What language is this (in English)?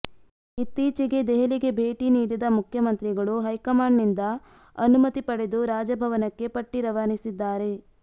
Kannada